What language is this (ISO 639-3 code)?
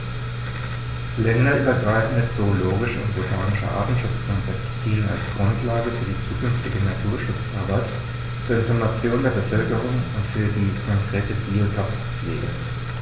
deu